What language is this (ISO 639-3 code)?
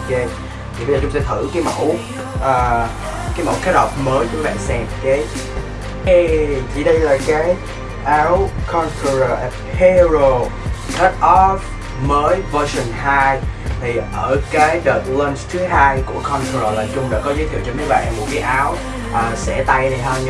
vie